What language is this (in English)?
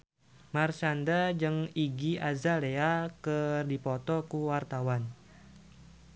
Sundanese